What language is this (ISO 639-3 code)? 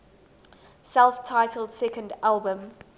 eng